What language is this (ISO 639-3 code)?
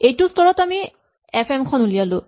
asm